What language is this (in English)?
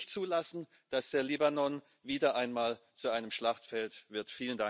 German